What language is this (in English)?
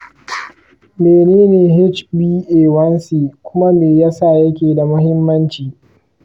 Hausa